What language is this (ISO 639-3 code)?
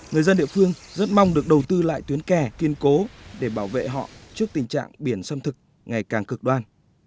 vie